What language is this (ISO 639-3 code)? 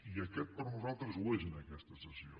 cat